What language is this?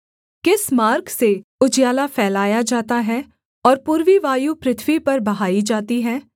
Hindi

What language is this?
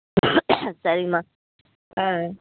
Tamil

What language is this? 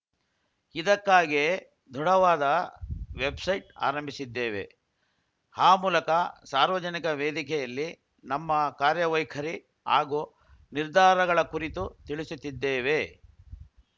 Kannada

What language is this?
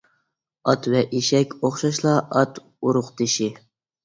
Uyghur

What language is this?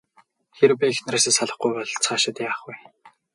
Mongolian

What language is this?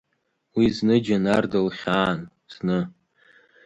Abkhazian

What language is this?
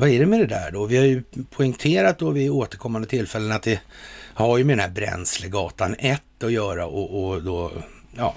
Swedish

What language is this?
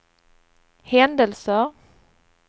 Swedish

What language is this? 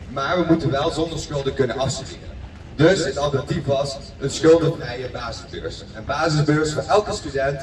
Dutch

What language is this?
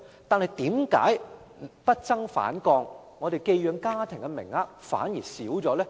Cantonese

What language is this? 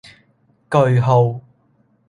Cantonese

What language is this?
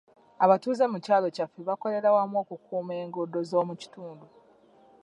Ganda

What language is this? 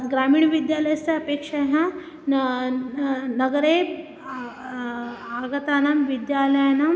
Sanskrit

